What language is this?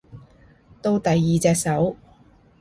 Cantonese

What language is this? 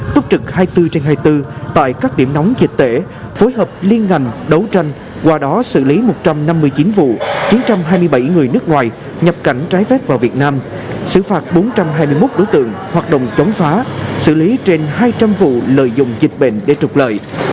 Vietnamese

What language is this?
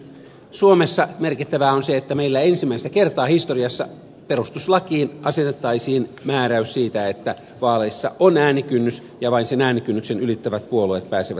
Finnish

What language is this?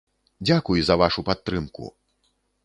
Belarusian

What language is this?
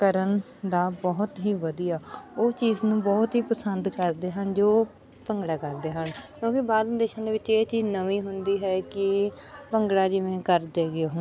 Punjabi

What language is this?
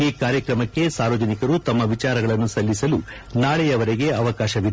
Kannada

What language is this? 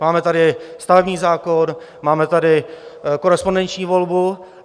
Czech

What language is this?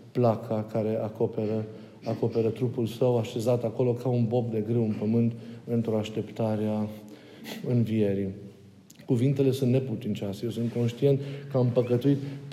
Romanian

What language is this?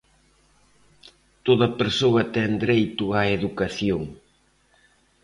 Galician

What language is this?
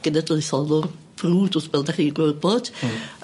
Welsh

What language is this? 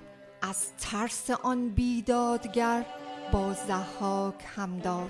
Persian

